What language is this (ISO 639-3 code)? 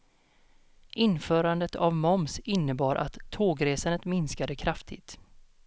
swe